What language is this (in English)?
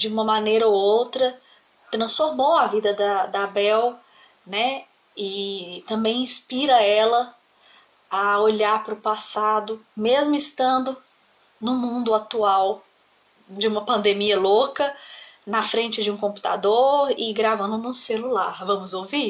Portuguese